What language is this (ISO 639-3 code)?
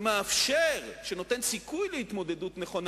heb